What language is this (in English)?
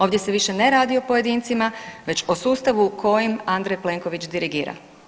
Croatian